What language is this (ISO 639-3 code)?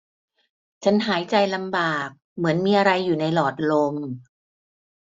tha